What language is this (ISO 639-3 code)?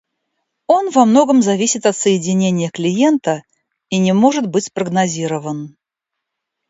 rus